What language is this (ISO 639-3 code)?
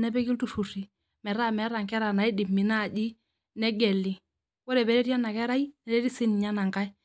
mas